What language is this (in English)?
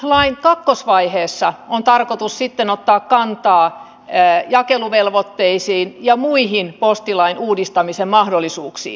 Finnish